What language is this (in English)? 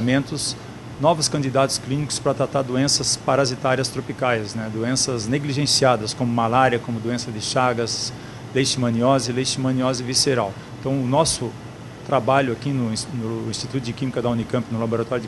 Portuguese